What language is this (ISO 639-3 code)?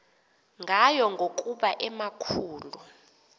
xho